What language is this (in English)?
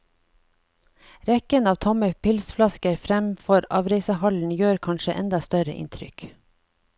Norwegian